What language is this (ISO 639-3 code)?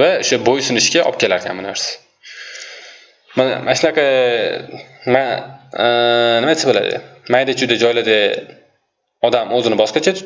tur